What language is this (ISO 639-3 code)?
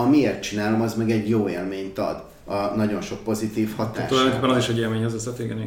hun